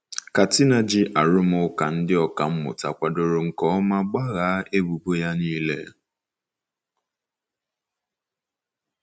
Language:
Igbo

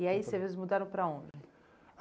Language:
Portuguese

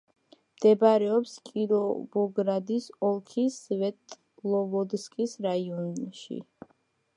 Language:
Georgian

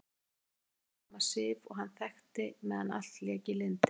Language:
Icelandic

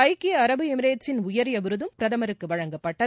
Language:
Tamil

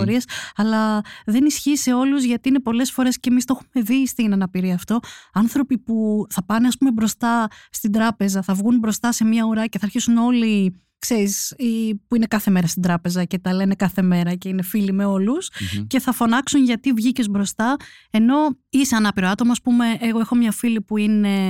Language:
Greek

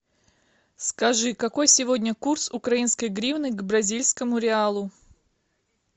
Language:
Russian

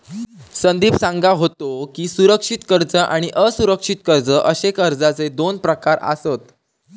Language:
Marathi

